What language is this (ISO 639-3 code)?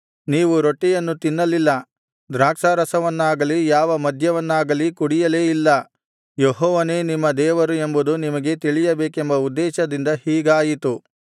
kan